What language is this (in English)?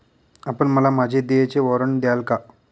Marathi